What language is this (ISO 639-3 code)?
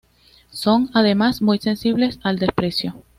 spa